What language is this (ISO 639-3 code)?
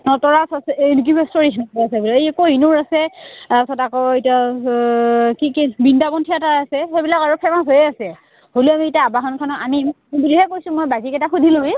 asm